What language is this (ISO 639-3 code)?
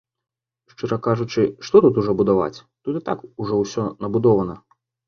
bel